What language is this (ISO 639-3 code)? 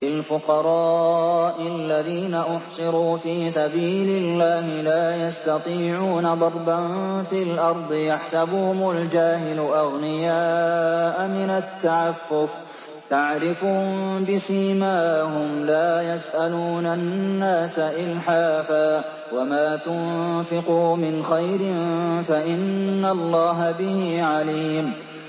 ara